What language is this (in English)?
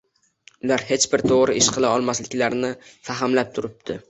Uzbek